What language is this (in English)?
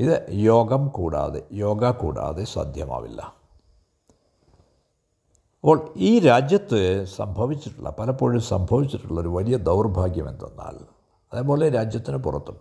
Malayalam